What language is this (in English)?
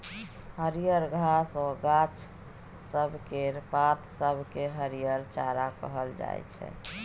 Maithili